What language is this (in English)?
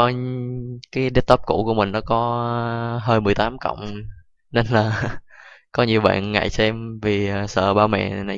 Vietnamese